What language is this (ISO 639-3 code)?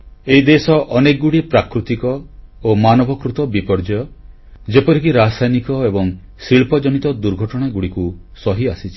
ori